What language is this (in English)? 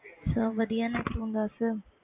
Punjabi